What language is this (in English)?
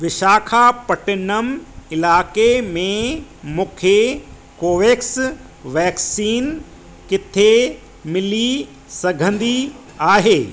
Sindhi